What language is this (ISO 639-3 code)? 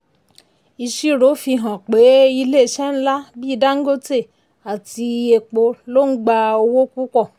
yor